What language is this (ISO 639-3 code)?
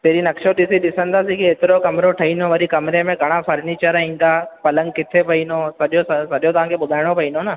snd